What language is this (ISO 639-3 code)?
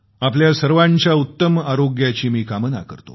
mar